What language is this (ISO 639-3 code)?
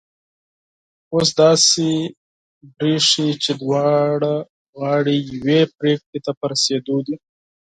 pus